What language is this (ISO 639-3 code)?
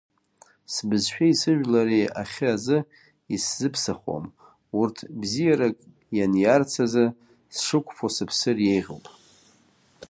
abk